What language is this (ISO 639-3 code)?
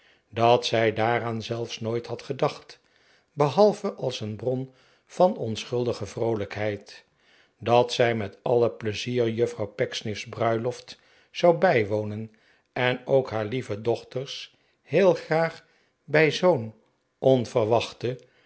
nld